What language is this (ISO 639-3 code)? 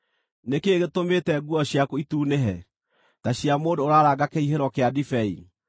kik